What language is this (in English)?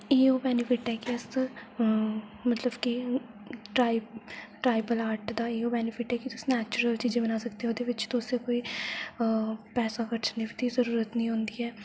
Dogri